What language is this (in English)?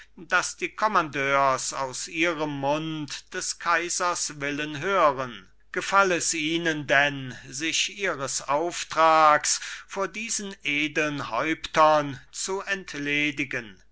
German